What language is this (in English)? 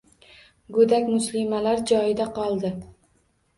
Uzbek